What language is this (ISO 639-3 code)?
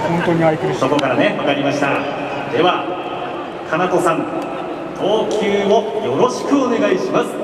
jpn